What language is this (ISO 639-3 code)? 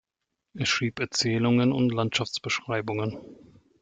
deu